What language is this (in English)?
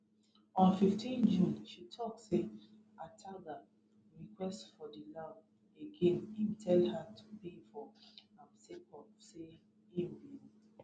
Nigerian Pidgin